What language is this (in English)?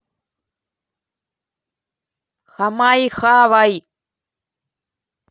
Russian